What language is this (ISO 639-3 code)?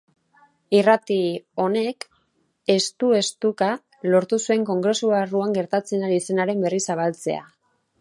eus